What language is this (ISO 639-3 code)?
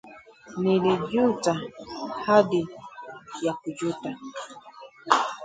swa